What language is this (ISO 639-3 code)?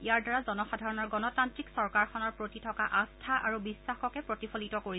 asm